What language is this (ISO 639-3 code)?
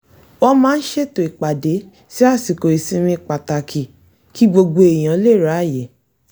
yor